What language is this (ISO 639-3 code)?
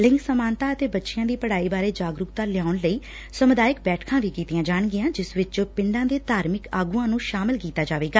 pan